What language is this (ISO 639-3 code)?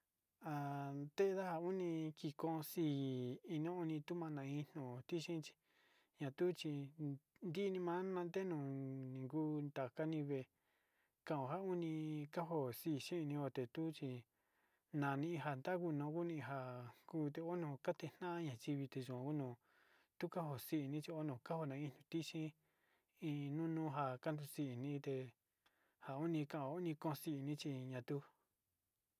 xti